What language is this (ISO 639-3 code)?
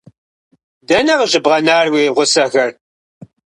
kbd